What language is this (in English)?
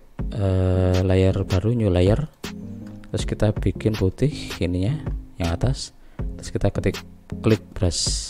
Indonesian